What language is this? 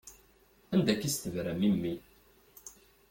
Kabyle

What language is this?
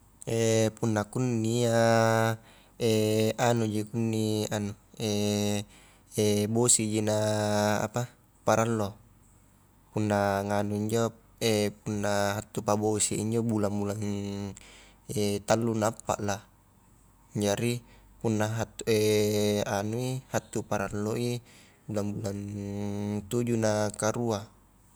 Highland Konjo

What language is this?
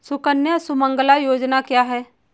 Hindi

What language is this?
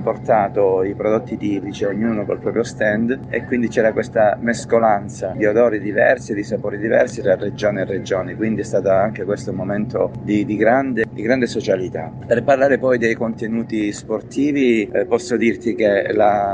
Italian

